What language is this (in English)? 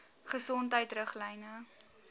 Afrikaans